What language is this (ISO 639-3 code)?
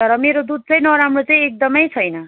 nep